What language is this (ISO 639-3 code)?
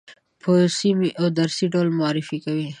pus